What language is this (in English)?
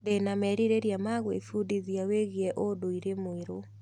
Kikuyu